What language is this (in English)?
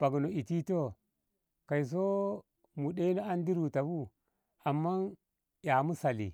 Ngamo